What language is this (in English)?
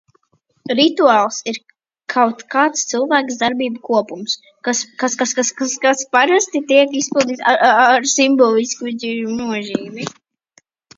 Latvian